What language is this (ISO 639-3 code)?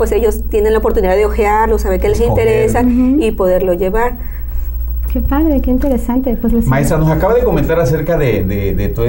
spa